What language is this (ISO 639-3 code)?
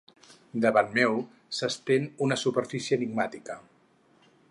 cat